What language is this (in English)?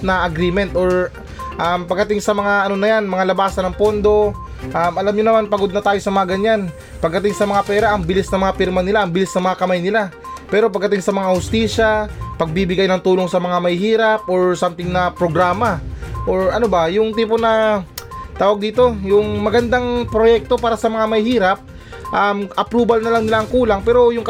Filipino